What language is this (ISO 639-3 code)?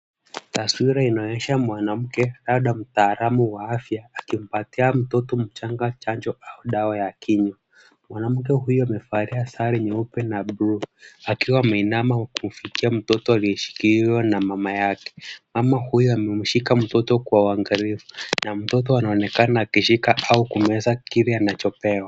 swa